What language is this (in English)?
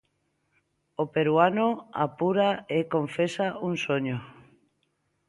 Galician